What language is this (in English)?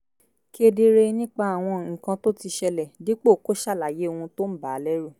Yoruba